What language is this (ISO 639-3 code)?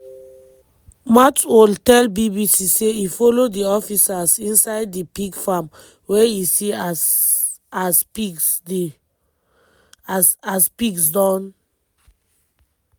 pcm